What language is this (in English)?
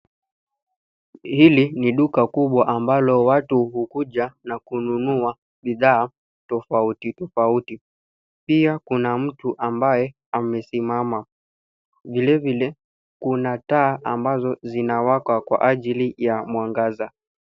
Swahili